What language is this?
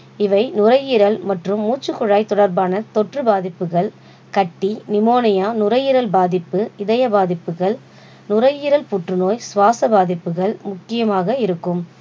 Tamil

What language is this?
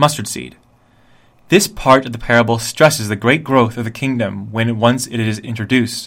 English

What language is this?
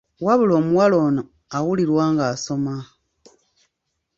Ganda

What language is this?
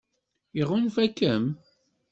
Kabyle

